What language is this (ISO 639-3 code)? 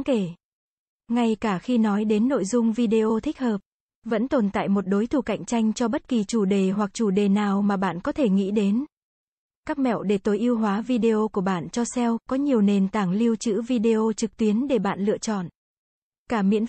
vie